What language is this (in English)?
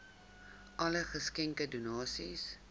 Afrikaans